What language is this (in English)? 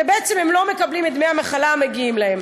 Hebrew